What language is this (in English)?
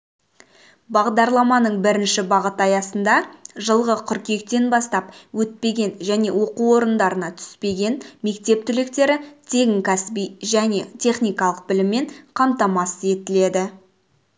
Kazakh